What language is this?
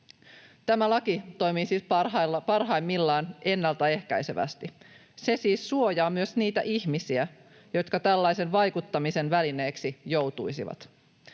Finnish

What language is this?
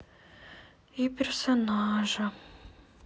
Russian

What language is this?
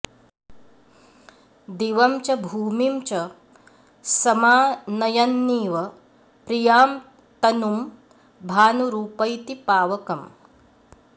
Sanskrit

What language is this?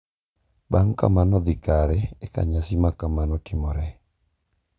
Luo (Kenya and Tanzania)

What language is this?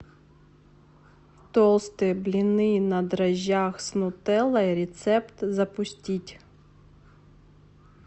Russian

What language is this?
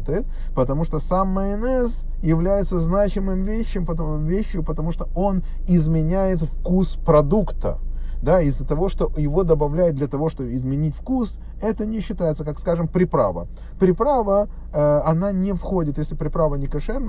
Russian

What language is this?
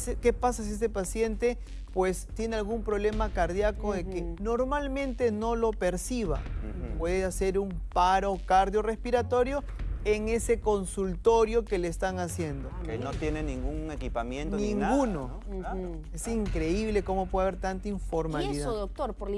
Spanish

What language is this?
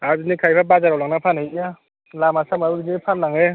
Bodo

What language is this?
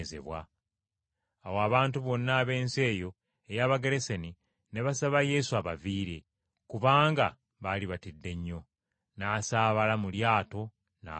Ganda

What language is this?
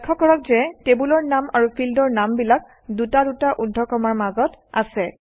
Assamese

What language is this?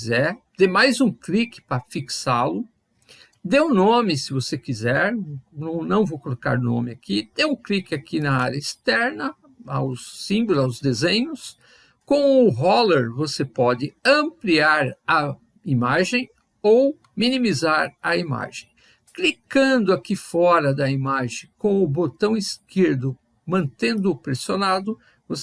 Portuguese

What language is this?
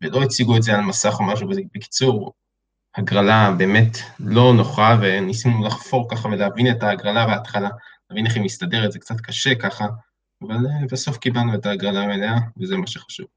Hebrew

